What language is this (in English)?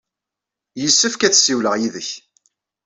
Kabyle